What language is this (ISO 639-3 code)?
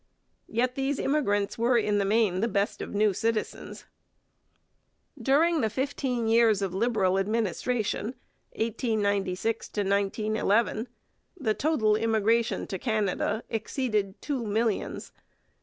eng